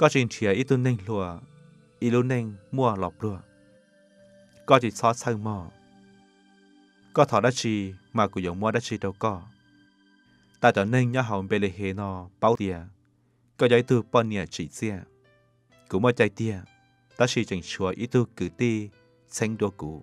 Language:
Thai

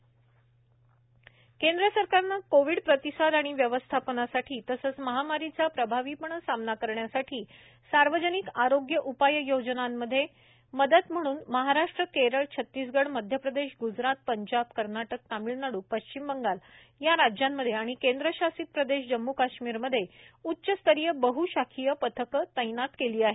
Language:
Marathi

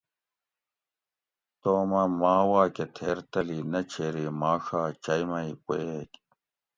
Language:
Gawri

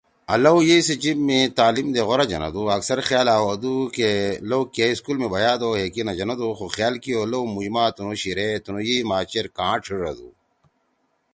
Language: Torwali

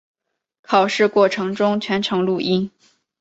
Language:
Chinese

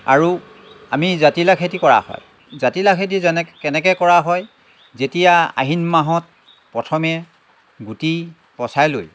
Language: Assamese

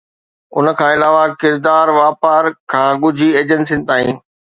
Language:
Sindhi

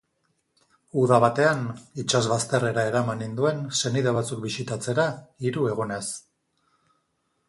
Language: Basque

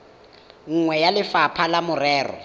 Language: Tswana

